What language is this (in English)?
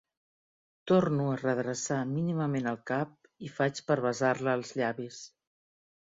Catalan